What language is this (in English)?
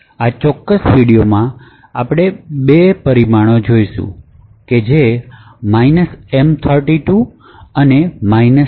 Gujarati